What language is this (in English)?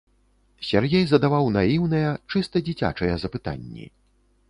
Belarusian